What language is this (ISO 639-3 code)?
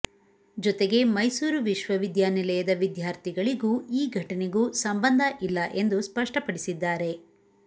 kan